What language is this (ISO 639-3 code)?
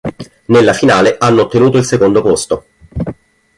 ita